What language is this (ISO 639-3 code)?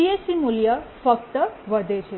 guj